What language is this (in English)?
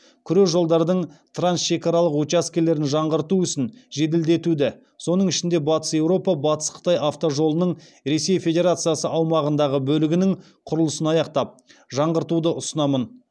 Kazakh